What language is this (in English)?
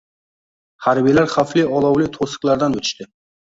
Uzbek